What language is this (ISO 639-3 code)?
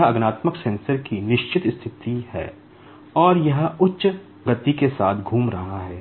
hin